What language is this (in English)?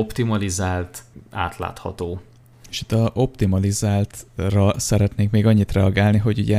Hungarian